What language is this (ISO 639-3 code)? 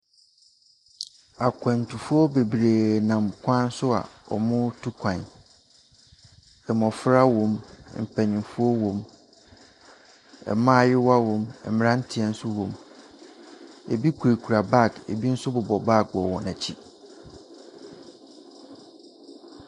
aka